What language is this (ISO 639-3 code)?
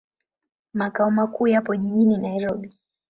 swa